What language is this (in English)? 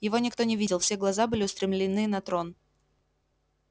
Russian